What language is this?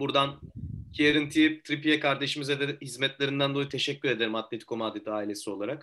Turkish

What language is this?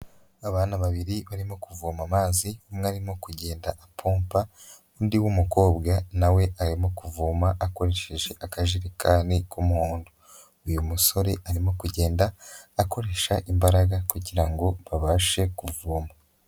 Kinyarwanda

